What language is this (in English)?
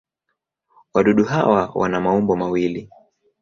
Swahili